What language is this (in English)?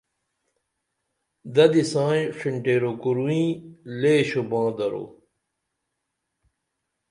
Dameli